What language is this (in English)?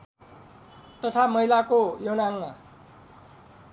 Nepali